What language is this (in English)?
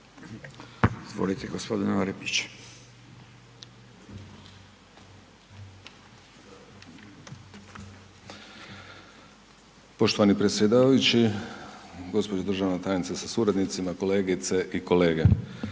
Croatian